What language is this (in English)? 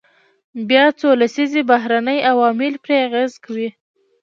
Pashto